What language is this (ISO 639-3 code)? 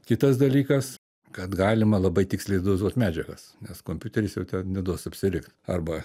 lit